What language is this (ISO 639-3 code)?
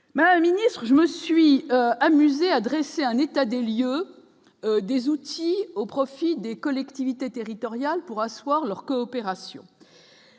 fra